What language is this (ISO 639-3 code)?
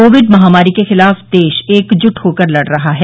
hin